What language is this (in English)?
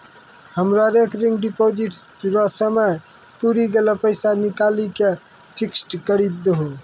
Maithili